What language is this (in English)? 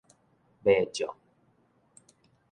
Min Nan Chinese